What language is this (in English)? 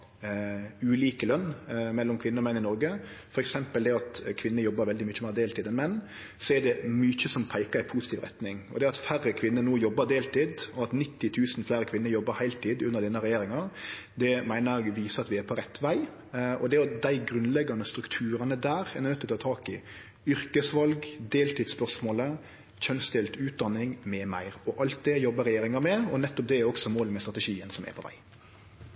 Norwegian Nynorsk